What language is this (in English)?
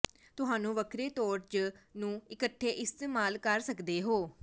Punjabi